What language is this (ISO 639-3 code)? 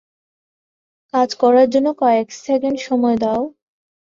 ben